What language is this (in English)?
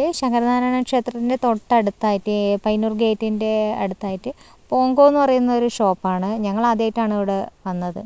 Romanian